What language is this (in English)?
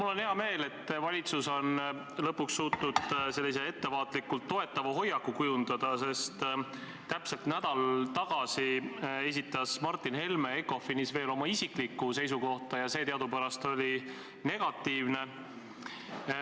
Estonian